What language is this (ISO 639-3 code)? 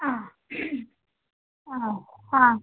mal